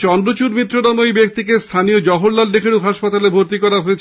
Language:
Bangla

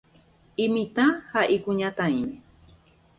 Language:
Guarani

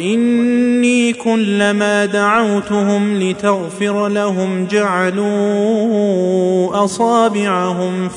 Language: Arabic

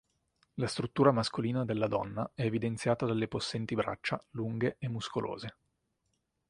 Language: Italian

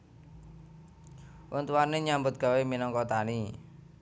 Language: Javanese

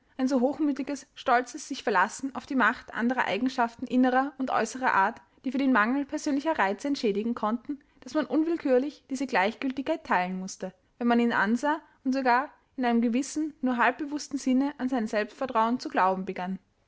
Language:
German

